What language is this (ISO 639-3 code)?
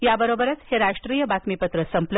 mar